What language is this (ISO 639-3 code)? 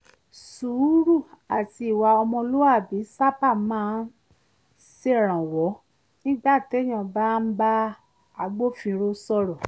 yor